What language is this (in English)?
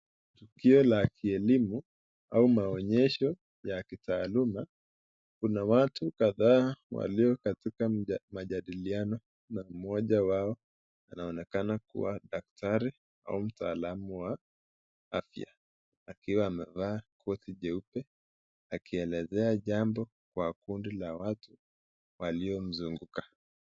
Swahili